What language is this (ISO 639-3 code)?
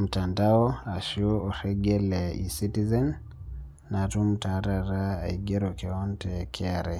mas